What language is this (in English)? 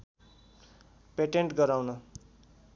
Nepali